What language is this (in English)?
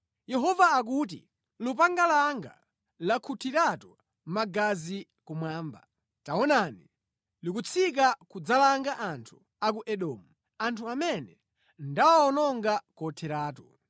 Nyanja